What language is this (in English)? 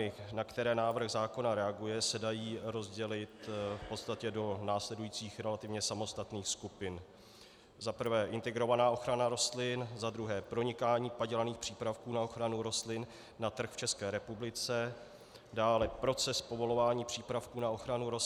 Czech